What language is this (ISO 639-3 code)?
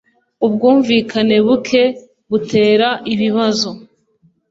kin